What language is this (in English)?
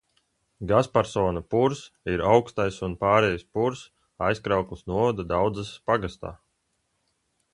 Latvian